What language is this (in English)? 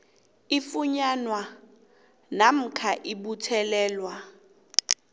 South Ndebele